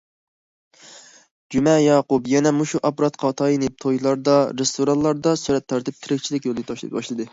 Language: Uyghur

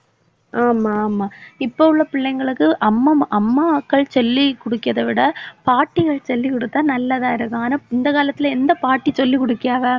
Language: Tamil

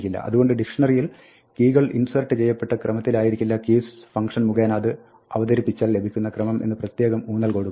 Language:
Malayalam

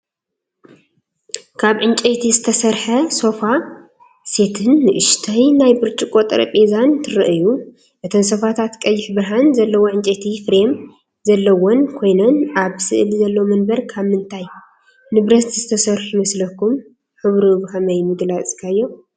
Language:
Tigrinya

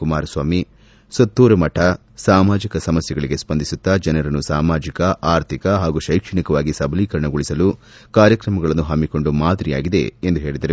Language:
Kannada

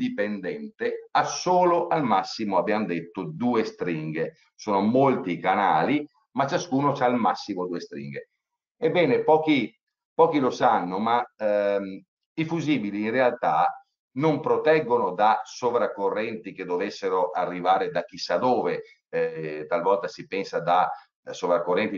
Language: Italian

